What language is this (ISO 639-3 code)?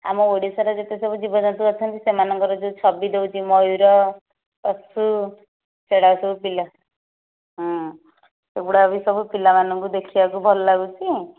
ori